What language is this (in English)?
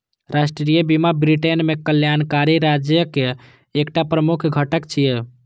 Maithili